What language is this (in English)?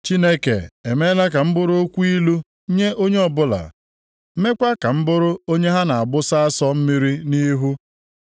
Igbo